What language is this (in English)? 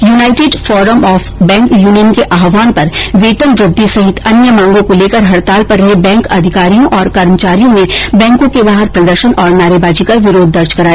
Hindi